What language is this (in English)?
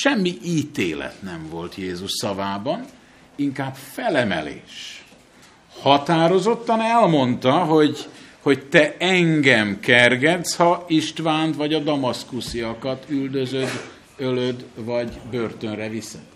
Hungarian